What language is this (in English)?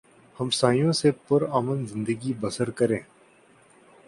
Urdu